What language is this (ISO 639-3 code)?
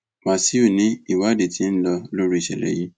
yor